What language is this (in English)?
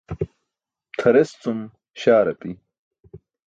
Burushaski